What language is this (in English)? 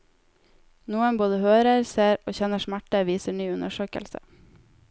Norwegian